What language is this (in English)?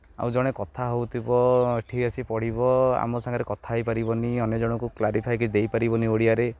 Odia